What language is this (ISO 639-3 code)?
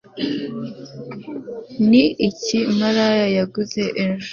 kin